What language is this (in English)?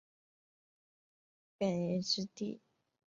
Chinese